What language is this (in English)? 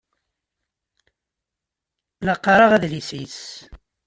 Kabyle